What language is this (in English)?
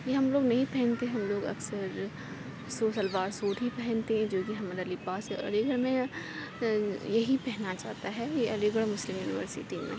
Urdu